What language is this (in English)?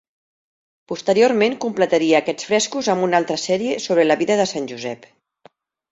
Catalan